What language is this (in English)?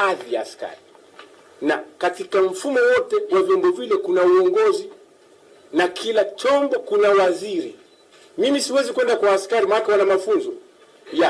Swahili